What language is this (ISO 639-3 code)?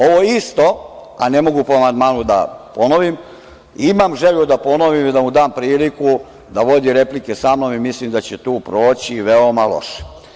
srp